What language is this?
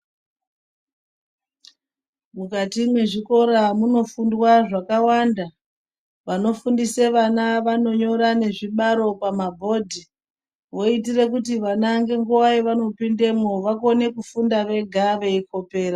Ndau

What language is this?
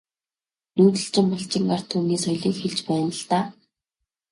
Mongolian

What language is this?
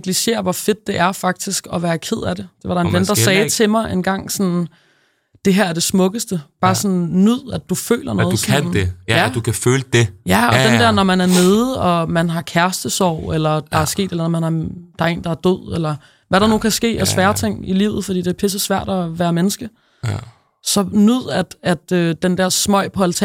Danish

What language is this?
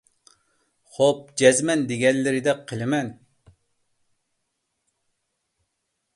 Uyghur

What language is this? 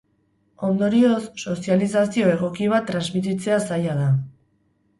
Basque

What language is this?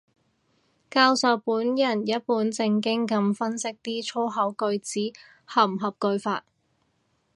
Cantonese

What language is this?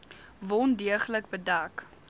Afrikaans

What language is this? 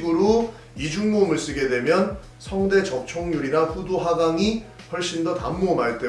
Korean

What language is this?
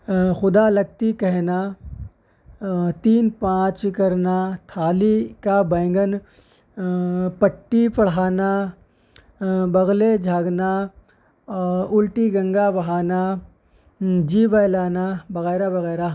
Urdu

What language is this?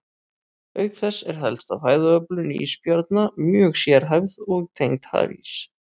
Icelandic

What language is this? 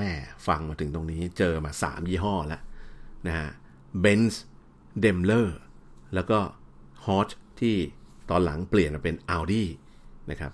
Thai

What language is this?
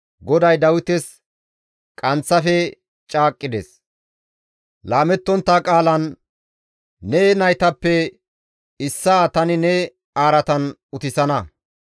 Gamo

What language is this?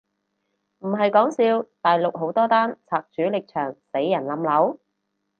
Cantonese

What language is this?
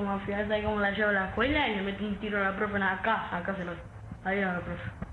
Spanish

